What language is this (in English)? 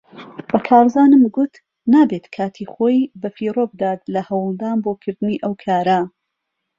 Central Kurdish